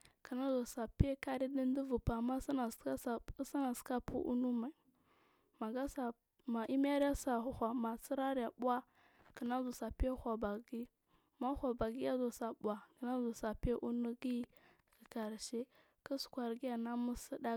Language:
Marghi South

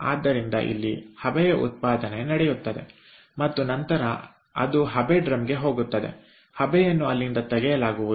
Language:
Kannada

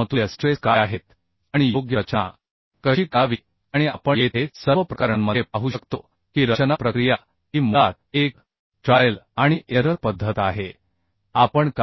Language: Marathi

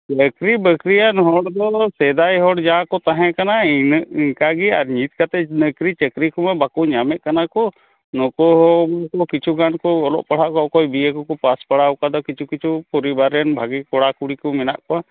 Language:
Santali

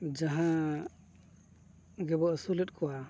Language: Santali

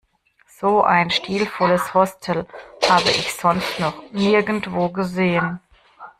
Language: German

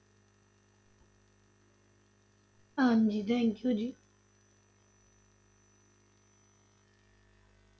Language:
Punjabi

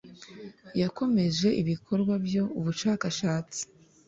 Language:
Kinyarwanda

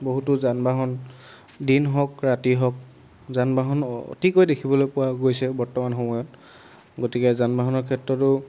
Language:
Assamese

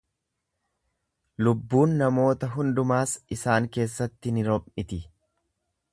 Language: Oromo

